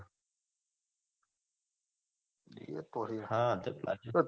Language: Gujarati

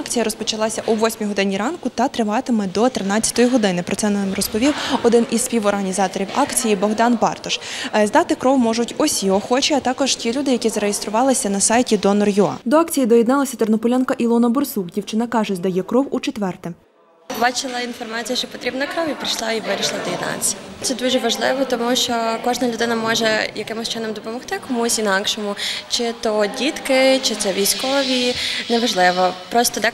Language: Ukrainian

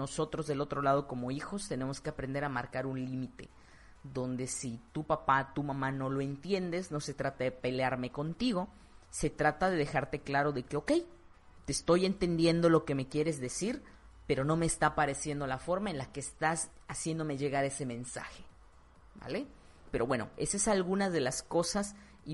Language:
Spanish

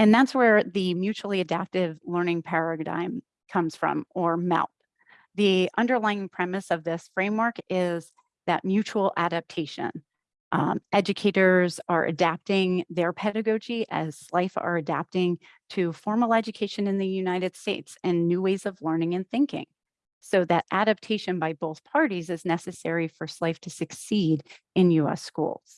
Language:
English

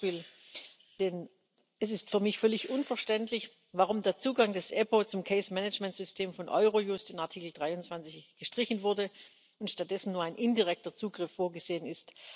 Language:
German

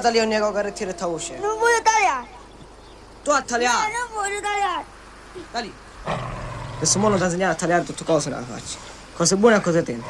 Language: Italian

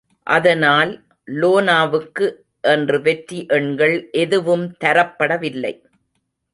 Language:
Tamil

